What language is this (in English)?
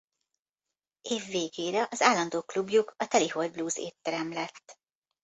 Hungarian